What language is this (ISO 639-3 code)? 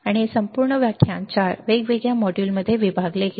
mar